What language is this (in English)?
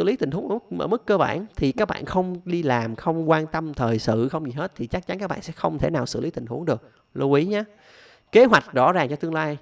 Vietnamese